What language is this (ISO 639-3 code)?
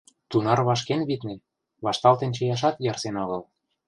chm